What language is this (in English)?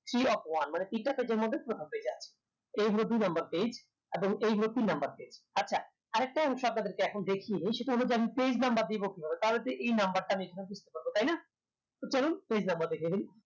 Bangla